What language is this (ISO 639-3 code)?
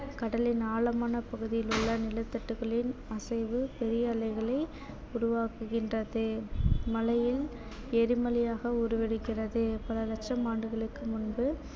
tam